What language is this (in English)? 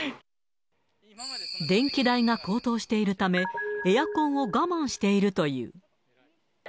Japanese